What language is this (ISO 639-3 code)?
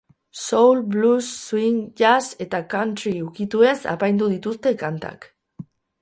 eus